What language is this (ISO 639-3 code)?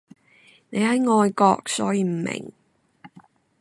yue